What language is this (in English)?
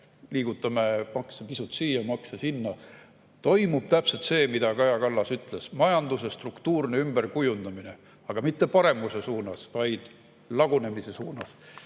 Estonian